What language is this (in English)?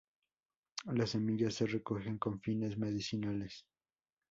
Spanish